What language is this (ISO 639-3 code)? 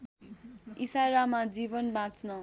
nep